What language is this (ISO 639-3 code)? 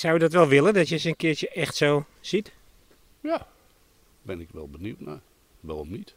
nld